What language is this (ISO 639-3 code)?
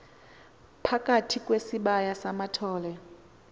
xho